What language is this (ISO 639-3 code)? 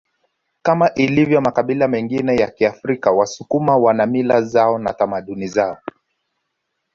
swa